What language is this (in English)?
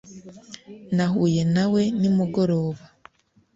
Kinyarwanda